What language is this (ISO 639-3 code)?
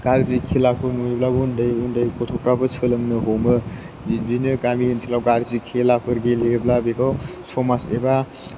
brx